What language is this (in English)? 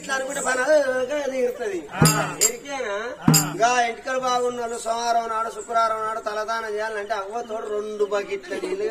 Arabic